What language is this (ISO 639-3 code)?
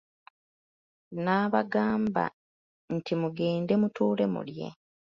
lug